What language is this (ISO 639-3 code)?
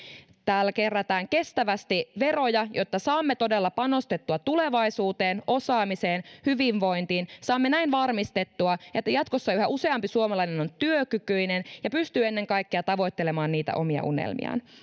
fin